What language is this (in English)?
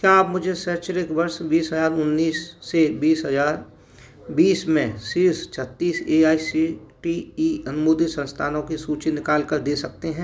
Hindi